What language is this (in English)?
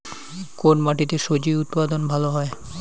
Bangla